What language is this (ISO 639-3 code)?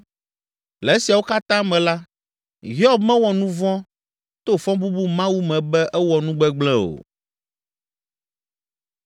ewe